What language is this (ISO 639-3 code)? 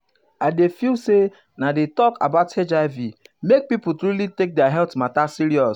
pcm